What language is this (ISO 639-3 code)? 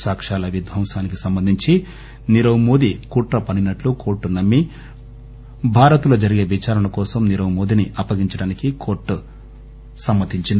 tel